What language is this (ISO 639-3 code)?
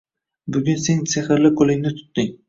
uzb